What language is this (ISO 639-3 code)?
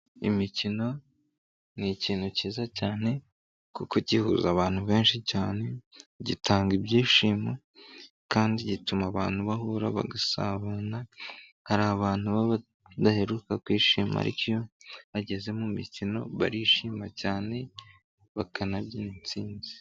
kin